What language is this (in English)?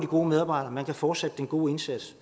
Danish